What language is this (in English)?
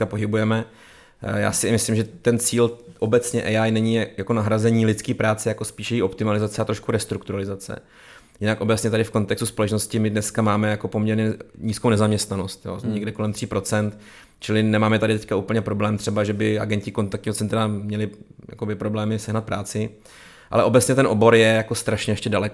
Czech